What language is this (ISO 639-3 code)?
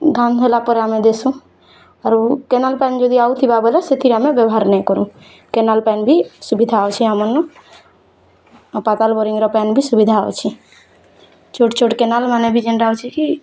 ori